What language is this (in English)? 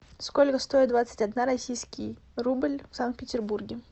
Russian